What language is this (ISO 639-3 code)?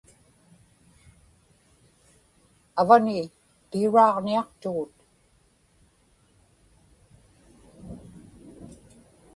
ipk